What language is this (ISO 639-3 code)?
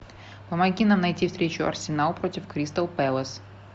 rus